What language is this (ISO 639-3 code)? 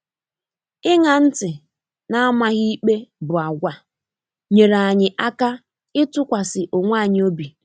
ibo